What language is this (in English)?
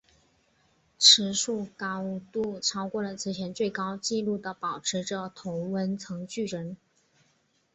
Chinese